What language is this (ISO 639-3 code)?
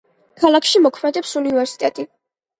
kat